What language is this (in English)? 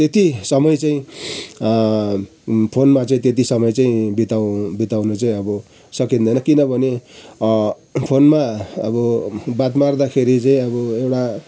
Nepali